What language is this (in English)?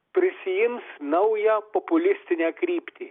Lithuanian